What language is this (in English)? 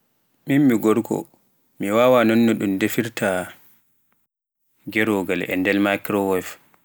Pular